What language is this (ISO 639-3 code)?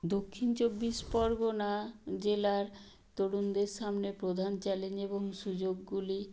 ben